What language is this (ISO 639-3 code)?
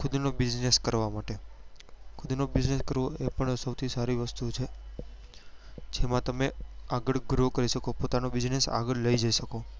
guj